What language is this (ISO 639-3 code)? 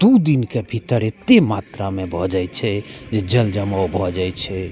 mai